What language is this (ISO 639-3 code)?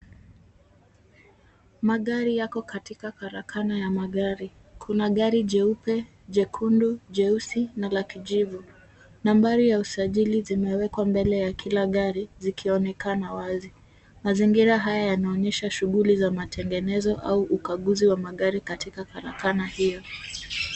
swa